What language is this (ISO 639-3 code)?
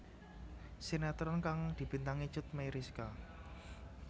jav